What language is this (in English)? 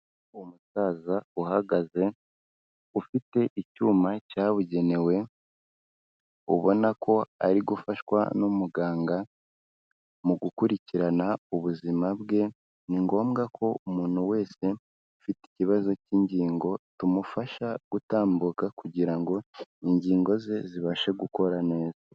Kinyarwanda